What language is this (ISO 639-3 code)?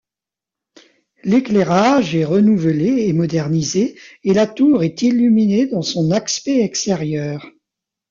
fra